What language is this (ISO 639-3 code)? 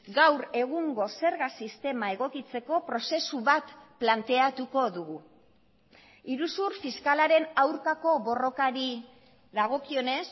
eus